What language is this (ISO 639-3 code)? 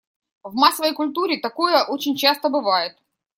rus